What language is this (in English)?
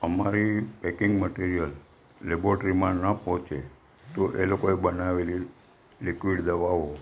Gujarati